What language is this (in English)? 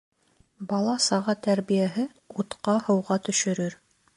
Bashkir